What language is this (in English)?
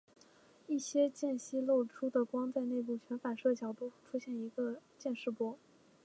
Chinese